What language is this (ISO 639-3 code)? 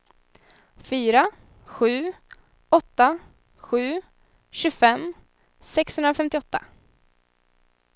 swe